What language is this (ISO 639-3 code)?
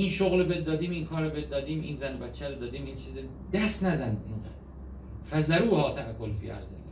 fas